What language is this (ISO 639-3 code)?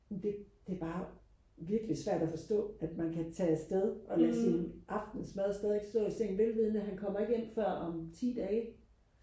dan